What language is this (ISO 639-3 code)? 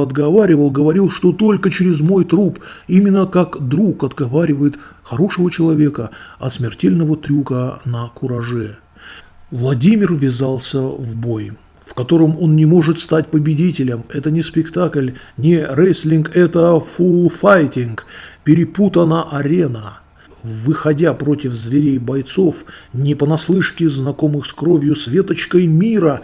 rus